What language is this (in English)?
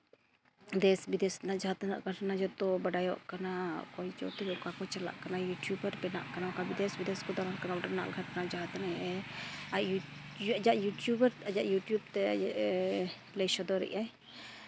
Santali